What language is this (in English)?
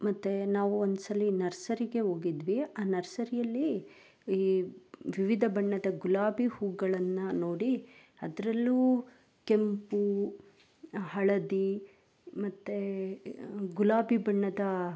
Kannada